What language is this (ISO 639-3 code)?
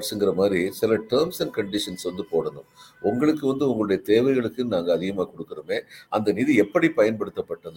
tam